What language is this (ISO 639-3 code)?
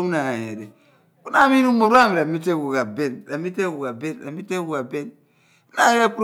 abn